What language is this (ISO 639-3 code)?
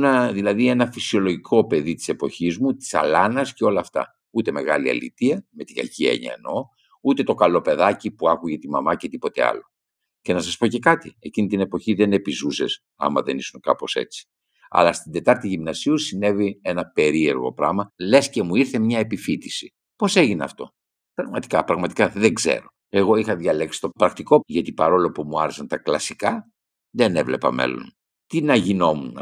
ell